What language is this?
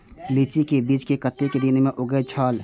Maithili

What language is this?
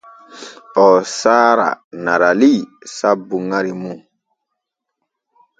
Borgu Fulfulde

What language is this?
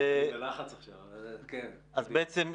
Hebrew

